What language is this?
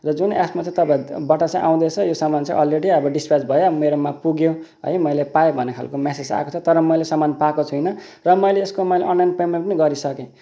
Nepali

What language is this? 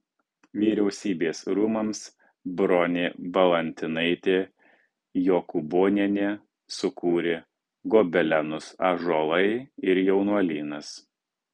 Lithuanian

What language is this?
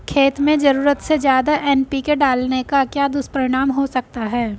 Hindi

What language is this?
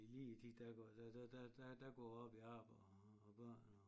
Danish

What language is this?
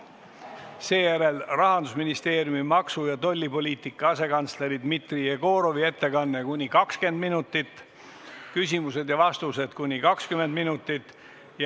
Estonian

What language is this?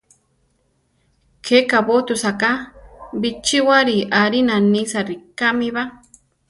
Central Tarahumara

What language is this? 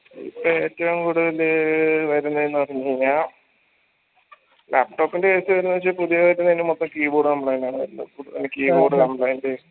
Malayalam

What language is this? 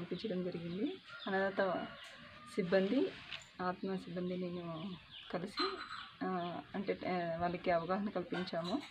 Indonesian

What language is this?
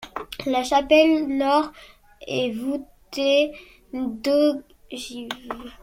French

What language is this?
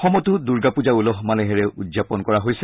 Assamese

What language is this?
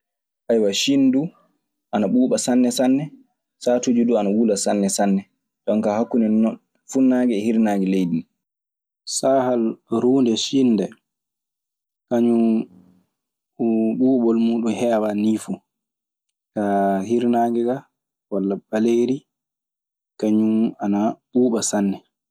Maasina Fulfulde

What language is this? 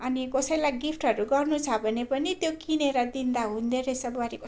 Nepali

